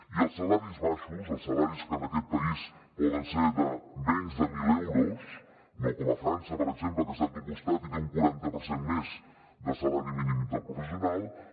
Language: Catalan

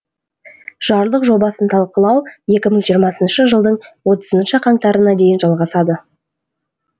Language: Kazakh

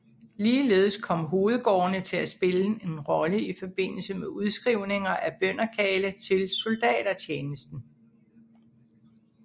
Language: Danish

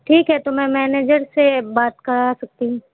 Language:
Urdu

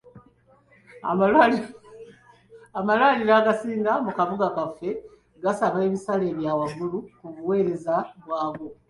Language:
Ganda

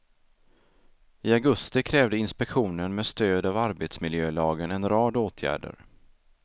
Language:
Swedish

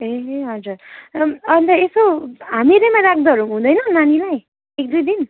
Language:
Nepali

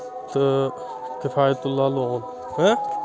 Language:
Kashmiri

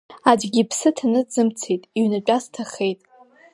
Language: Abkhazian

